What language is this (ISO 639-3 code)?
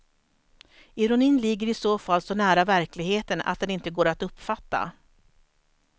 swe